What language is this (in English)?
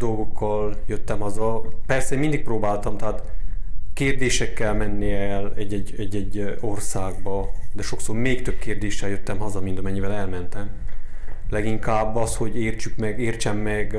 Hungarian